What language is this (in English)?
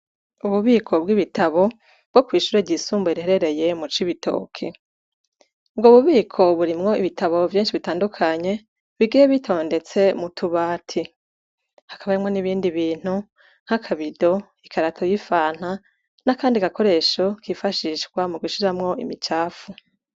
Rundi